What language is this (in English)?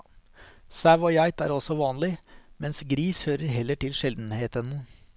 Norwegian